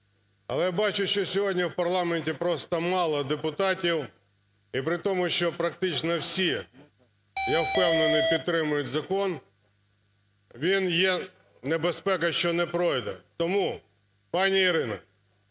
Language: Ukrainian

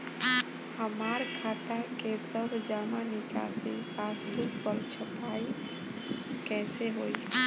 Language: Bhojpuri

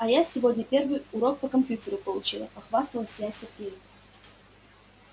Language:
Russian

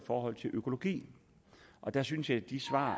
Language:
Danish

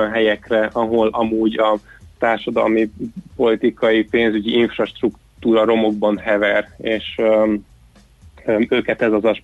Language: Hungarian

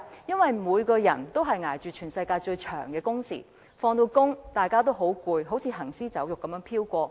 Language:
Cantonese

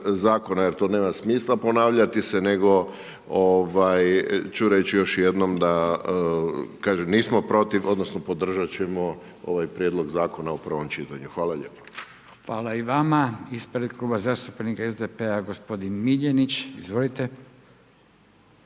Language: Croatian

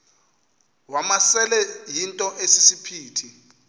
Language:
Xhosa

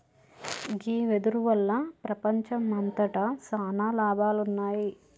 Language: Telugu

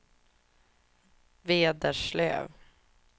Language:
Swedish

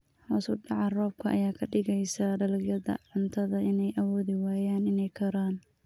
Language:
Somali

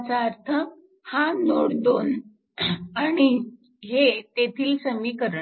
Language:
Marathi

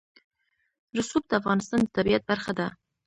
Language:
Pashto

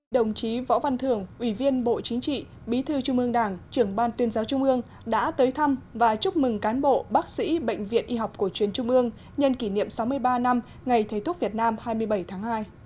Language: Vietnamese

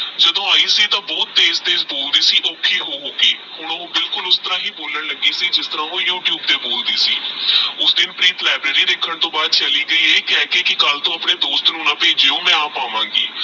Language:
Punjabi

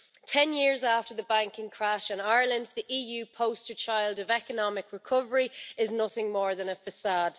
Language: English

